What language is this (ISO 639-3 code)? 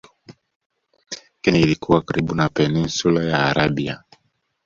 swa